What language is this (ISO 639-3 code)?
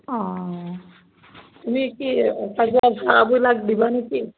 asm